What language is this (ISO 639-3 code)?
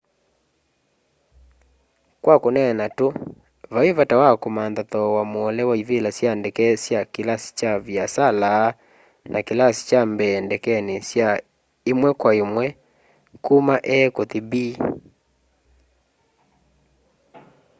kam